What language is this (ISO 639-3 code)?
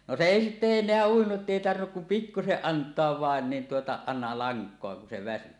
fin